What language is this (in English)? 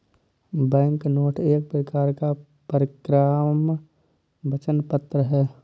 Hindi